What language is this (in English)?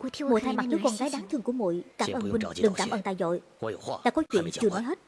Vietnamese